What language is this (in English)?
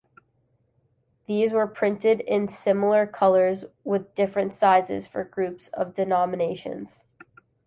English